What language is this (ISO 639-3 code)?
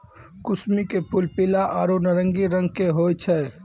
mai